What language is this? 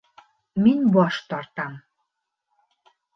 Bashkir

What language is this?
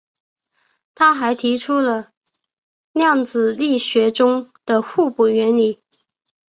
Chinese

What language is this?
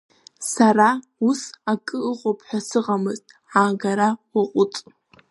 Abkhazian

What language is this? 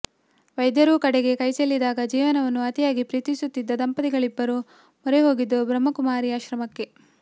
Kannada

